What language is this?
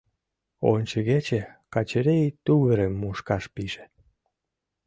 Mari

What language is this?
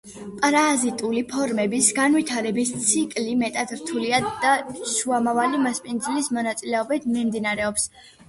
Georgian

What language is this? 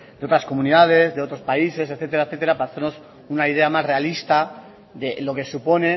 Spanish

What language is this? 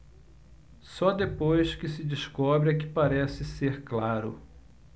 Portuguese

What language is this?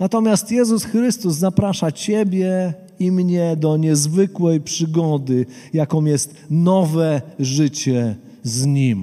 Polish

